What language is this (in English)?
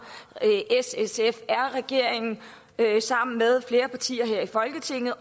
Danish